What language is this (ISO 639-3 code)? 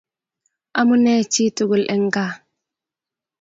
kln